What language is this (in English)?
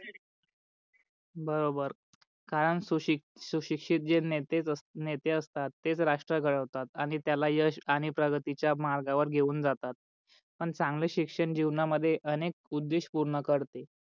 Marathi